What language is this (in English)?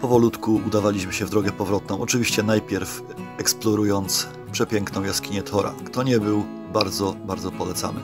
Polish